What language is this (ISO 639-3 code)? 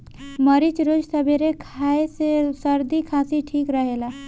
bho